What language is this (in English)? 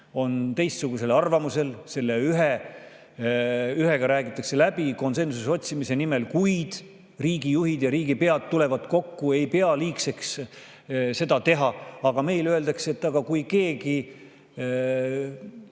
Estonian